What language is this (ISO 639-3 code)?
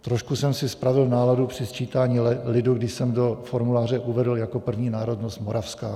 ces